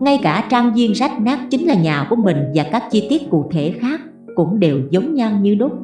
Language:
Vietnamese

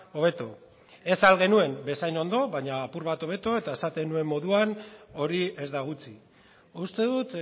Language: Basque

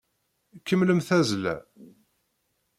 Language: Kabyle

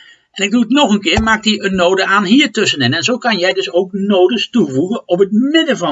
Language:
Dutch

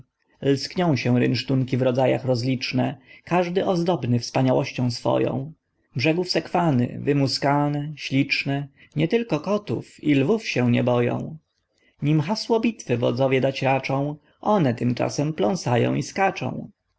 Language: Polish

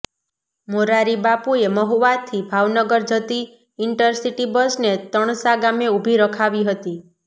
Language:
Gujarati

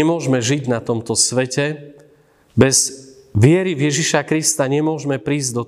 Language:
Slovak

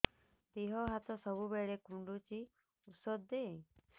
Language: Odia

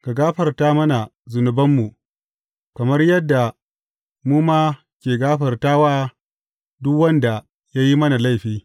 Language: Hausa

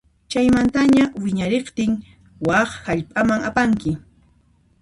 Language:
Puno Quechua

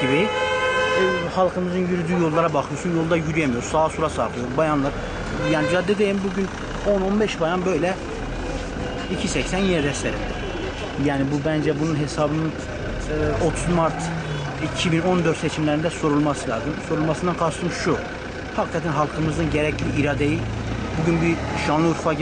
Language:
Turkish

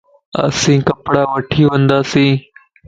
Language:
Lasi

